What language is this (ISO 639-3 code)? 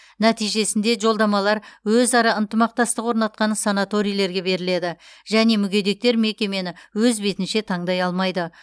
kaz